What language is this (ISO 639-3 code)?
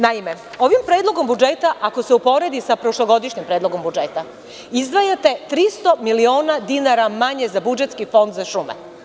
srp